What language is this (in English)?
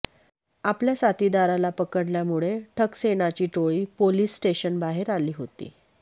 Marathi